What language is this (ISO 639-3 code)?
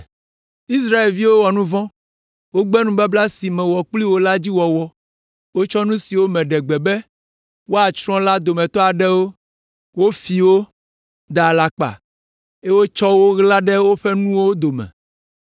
ewe